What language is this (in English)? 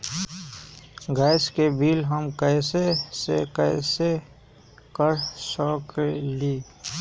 Magahi